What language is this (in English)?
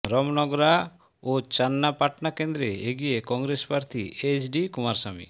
Bangla